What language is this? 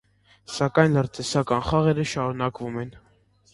Armenian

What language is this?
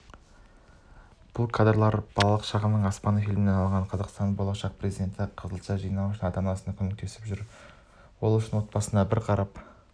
Kazakh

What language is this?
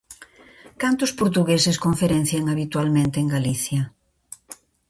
Galician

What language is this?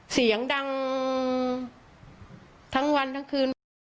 Thai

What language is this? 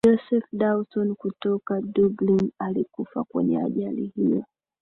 Swahili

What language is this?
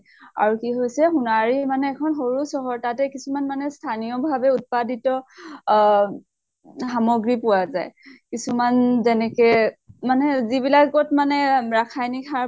Assamese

